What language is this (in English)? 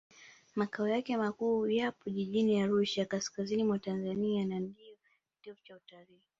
Swahili